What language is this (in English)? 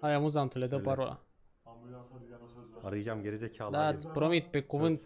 Romanian